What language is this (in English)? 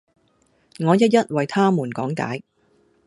Cantonese